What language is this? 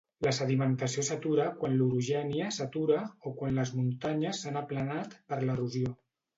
Catalan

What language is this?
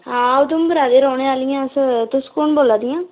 Dogri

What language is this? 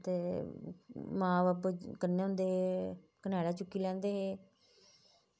Dogri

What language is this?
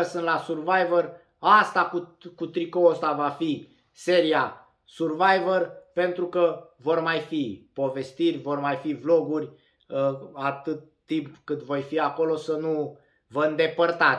Romanian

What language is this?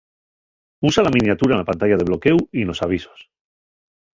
Asturian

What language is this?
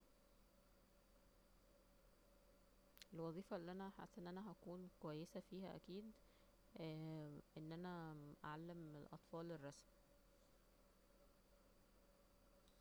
Egyptian Arabic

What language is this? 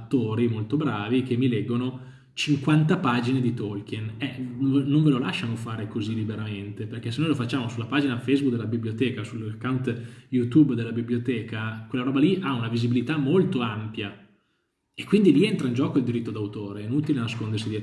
Italian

